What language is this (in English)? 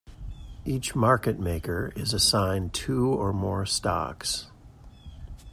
English